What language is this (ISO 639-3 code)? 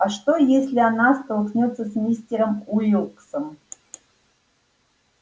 rus